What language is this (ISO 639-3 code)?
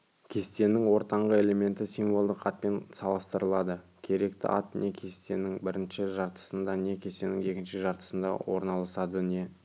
kaz